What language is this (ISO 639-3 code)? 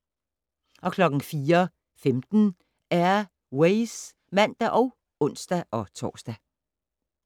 dan